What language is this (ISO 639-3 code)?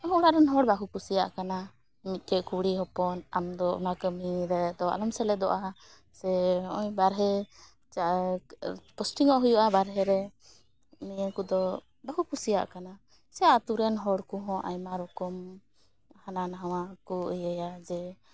sat